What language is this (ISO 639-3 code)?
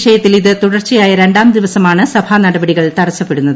mal